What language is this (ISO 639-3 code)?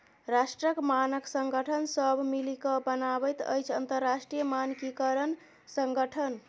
mai